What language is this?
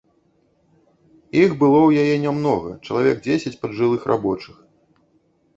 Belarusian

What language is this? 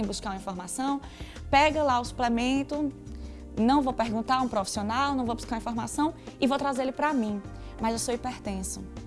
Portuguese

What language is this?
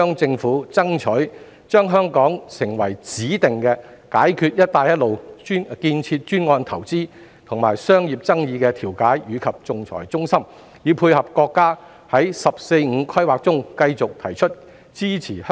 Cantonese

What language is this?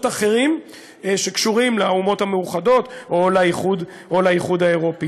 Hebrew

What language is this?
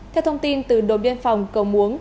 Vietnamese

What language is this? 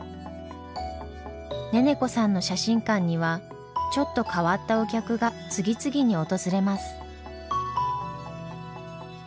Japanese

